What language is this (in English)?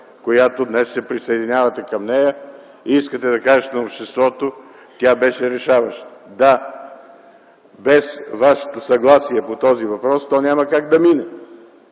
Bulgarian